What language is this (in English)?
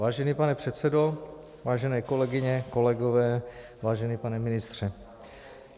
Czech